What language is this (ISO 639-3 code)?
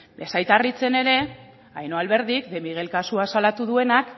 eus